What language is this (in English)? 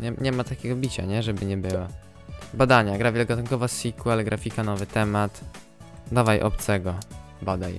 Polish